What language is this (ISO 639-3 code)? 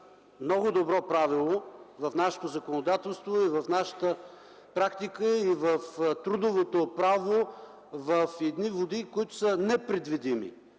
bul